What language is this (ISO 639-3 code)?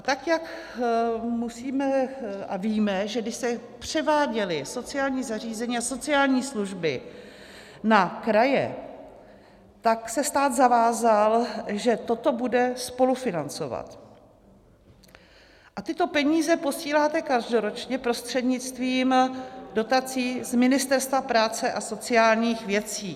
ces